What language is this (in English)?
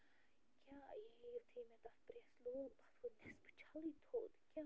Kashmiri